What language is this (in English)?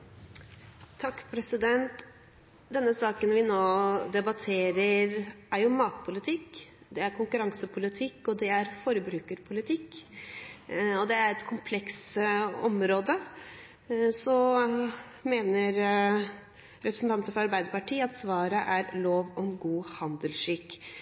Norwegian Bokmål